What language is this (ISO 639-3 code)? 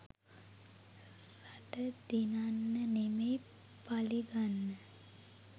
sin